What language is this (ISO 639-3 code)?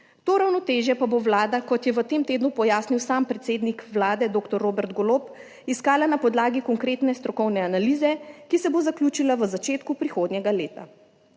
slv